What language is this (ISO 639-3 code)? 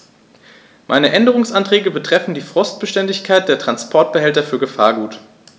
deu